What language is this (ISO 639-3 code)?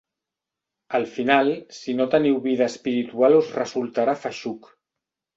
cat